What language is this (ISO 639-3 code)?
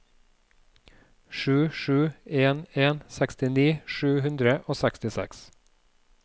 nor